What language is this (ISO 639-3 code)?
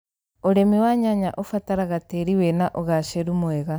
kik